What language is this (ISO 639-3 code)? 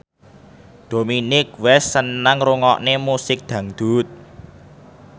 jav